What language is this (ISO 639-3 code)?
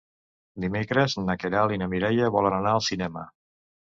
cat